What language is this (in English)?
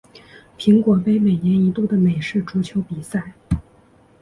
Chinese